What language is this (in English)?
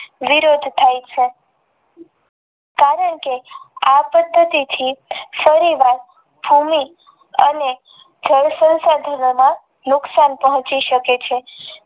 Gujarati